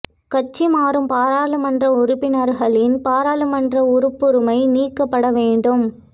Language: Tamil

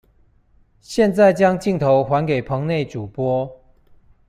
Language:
Chinese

